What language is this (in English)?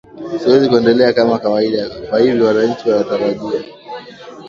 Swahili